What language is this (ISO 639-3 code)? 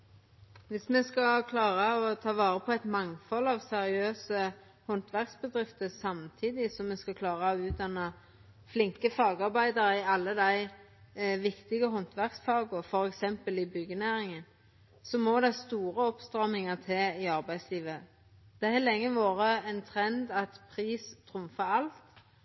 nor